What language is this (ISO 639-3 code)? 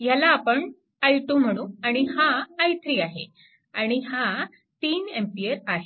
mar